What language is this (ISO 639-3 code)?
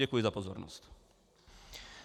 ces